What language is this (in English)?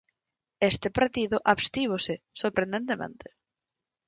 Galician